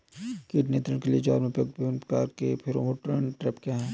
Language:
Hindi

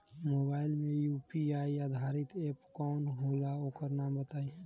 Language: Bhojpuri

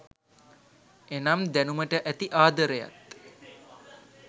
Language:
Sinhala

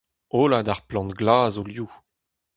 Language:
Breton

